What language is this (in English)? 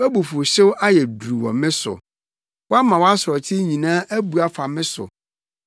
Akan